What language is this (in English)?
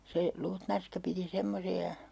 Finnish